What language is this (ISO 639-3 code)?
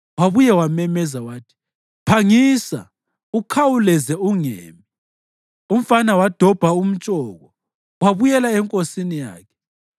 nde